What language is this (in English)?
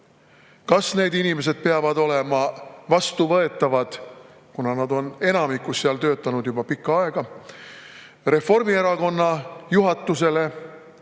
Estonian